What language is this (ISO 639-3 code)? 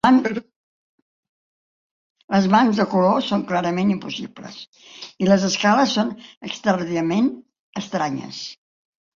cat